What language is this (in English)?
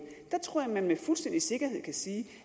Danish